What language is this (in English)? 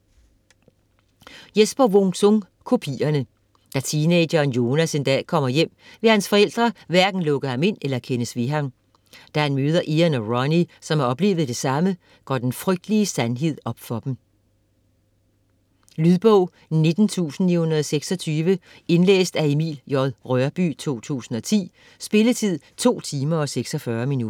Danish